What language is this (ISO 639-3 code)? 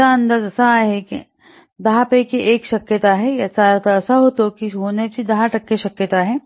mar